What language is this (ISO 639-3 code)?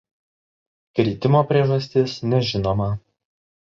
lit